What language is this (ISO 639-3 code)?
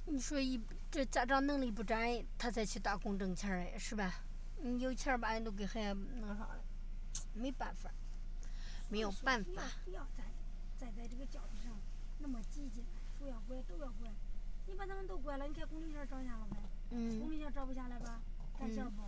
zho